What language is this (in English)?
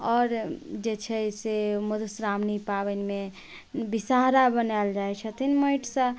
Maithili